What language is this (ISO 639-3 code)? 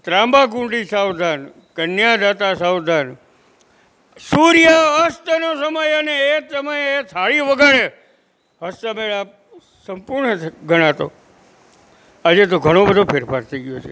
guj